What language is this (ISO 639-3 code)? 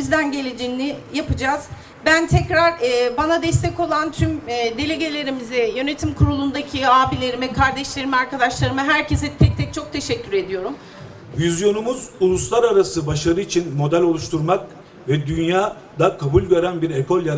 tur